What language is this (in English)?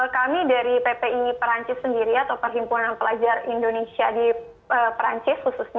Indonesian